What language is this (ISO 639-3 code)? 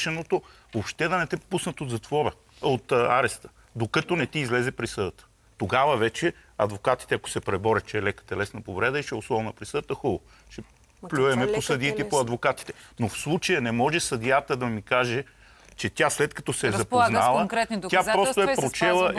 bul